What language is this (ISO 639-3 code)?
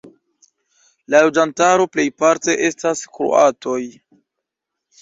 epo